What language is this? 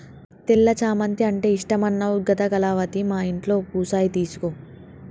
Telugu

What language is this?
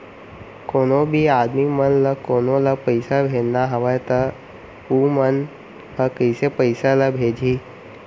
Chhattisgarhi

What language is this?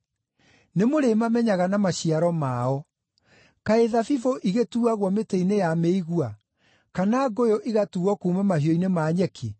Kikuyu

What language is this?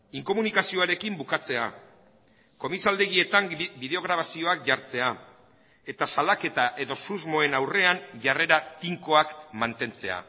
Basque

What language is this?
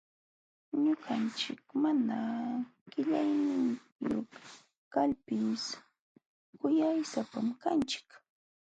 Jauja Wanca Quechua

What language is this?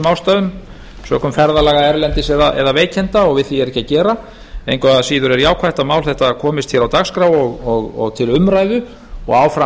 Icelandic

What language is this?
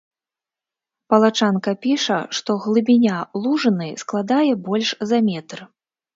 Belarusian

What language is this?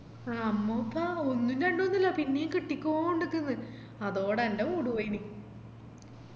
Malayalam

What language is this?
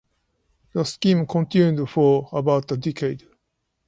English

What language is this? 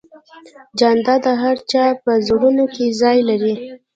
Pashto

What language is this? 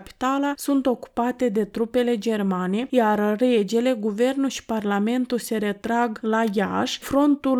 Romanian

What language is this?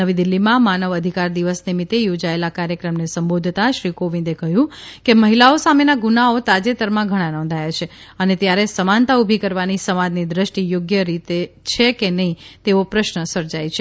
Gujarati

